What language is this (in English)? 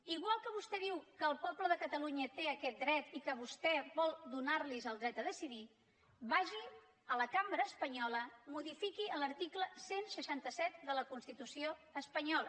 Catalan